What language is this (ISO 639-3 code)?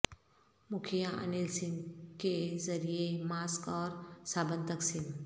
urd